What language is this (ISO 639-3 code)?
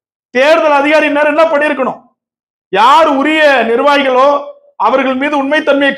tam